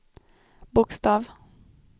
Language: Swedish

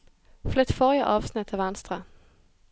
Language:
Norwegian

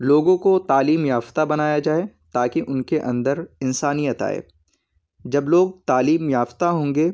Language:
Urdu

